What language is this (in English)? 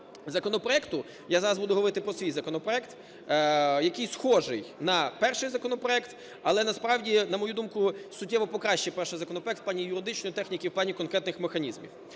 Ukrainian